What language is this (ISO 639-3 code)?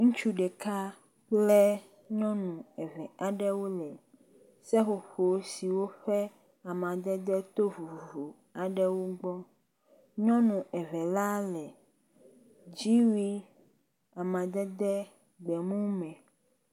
ewe